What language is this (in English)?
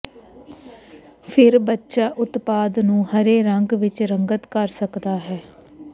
Punjabi